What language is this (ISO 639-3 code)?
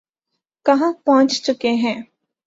urd